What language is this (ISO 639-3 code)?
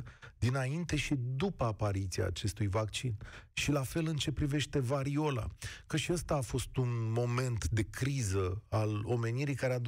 ron